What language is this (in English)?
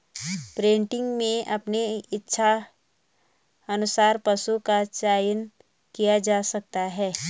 Hindi